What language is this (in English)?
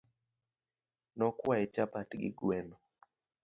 Luo (Kenya and Tanzania)